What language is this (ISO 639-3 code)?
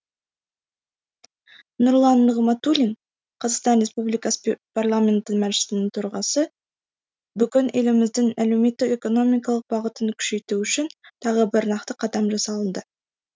kaz